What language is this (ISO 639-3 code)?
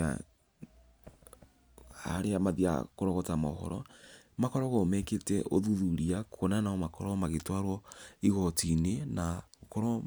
kik